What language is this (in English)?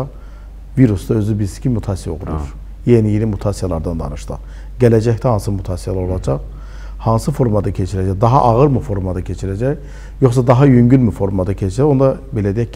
Turkish